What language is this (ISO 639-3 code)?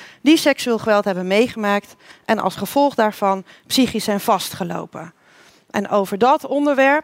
nld